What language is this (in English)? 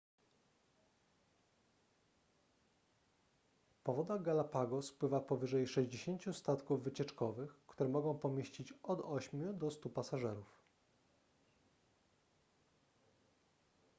Polish